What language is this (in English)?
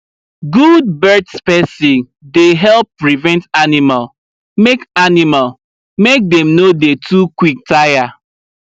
Nigerian Pidgin